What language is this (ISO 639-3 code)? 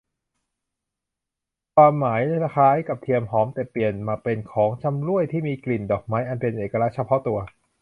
tha